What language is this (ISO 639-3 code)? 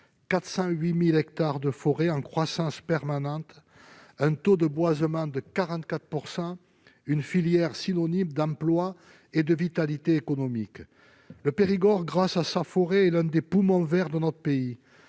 fra